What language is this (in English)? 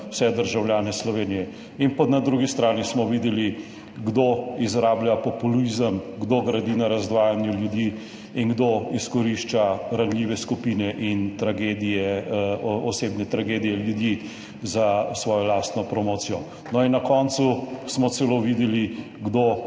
Slovenian